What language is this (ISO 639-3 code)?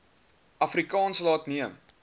afr